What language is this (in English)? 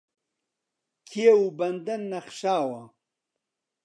Central Kurdish